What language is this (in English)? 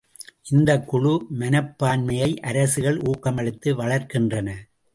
Tamil